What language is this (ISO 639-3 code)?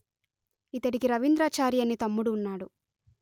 tel